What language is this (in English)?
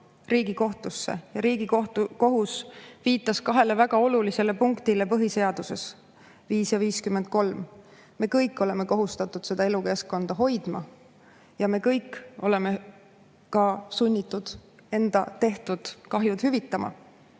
Estonian